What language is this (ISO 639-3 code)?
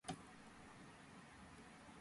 kat